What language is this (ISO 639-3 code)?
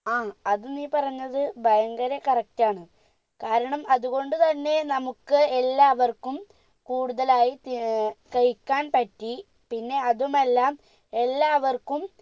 mal